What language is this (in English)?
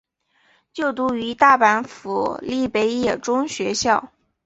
Chinese